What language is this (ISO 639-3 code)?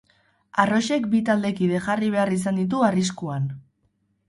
eus